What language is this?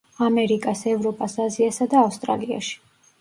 Georgian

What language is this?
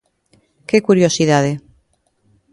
Galician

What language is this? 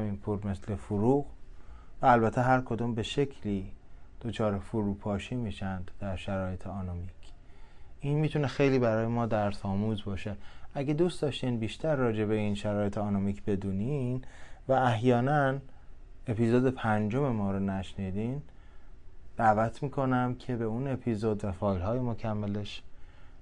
Persian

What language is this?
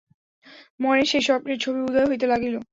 Bangla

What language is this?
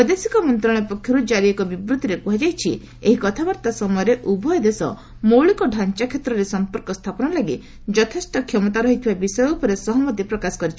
Odia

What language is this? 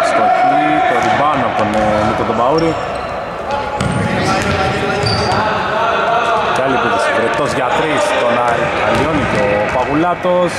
Greek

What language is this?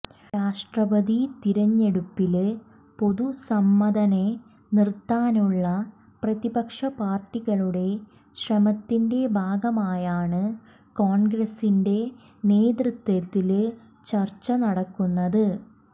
Malayalam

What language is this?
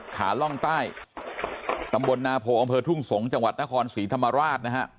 Thai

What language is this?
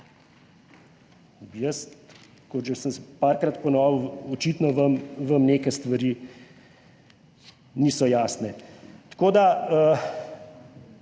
Slovenian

